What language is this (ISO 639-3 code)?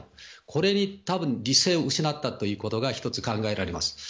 jpn